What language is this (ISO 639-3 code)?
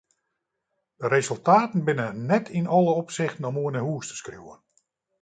fry